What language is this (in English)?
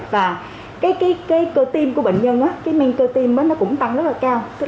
Vietnamese